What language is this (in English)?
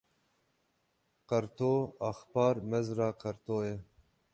Kurdish